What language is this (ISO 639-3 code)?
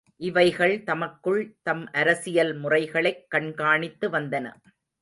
tam